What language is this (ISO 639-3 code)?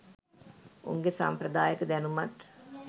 sin